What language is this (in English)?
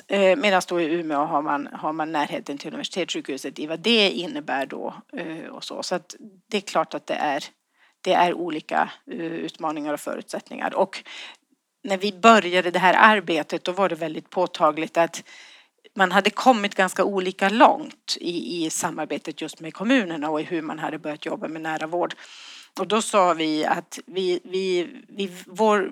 Swedish